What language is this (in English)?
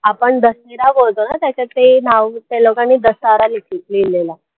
Marathi